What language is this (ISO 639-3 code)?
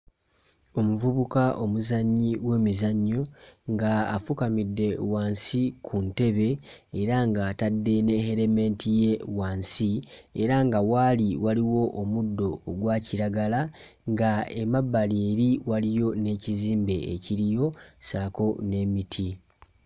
lug